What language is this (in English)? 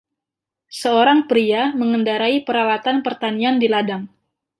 Indonesian